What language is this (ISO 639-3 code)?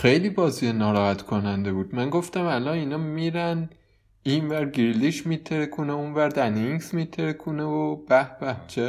fas